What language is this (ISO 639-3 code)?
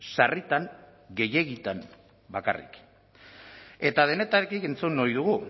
eus